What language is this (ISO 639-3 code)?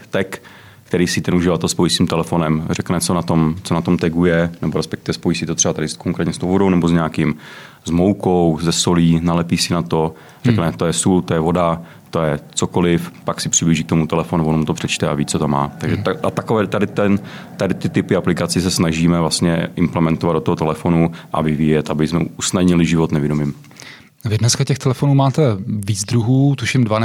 ces